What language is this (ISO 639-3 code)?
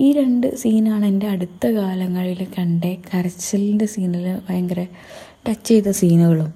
mal